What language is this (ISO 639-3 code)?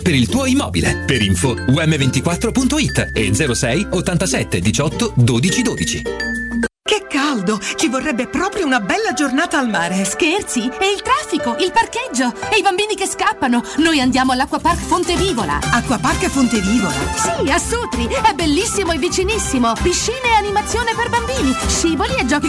ita